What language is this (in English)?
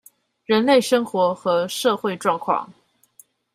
Chinese